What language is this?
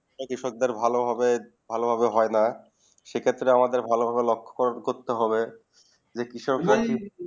Bangla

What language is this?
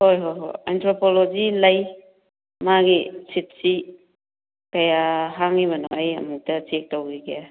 Manipuri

